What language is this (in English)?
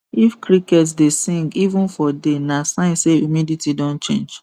Nigerian Pidgin